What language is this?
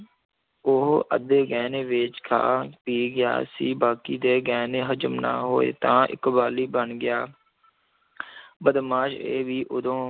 Punjabi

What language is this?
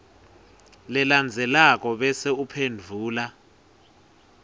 Swati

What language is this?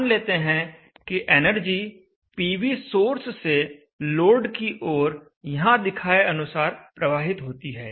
Hindi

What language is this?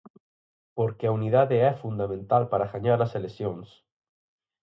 Galician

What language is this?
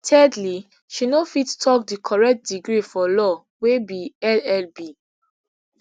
Nigerian Pidgin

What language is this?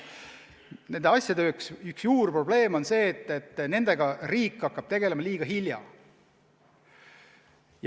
Estonian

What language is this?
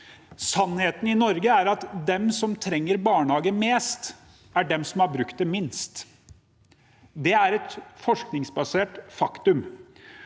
Norwegian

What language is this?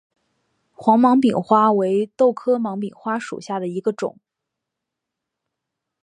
Chinese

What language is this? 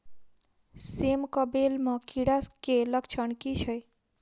Maithili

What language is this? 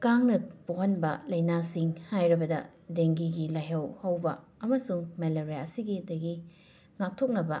Manipuri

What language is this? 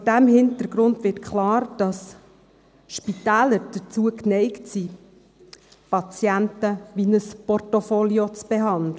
Swiss German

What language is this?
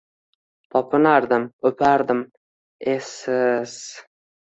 Uzbek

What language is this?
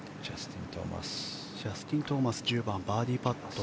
Japanese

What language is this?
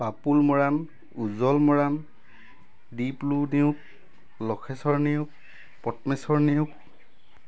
Assamese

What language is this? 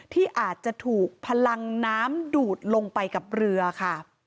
Thai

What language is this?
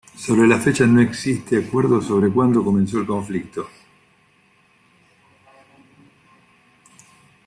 Spanish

